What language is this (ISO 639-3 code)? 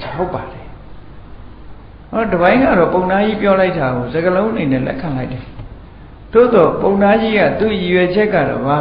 vie